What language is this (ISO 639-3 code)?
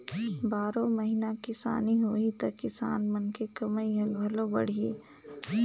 hne